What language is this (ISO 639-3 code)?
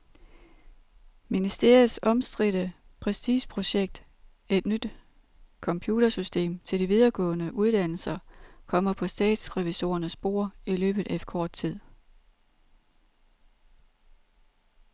dan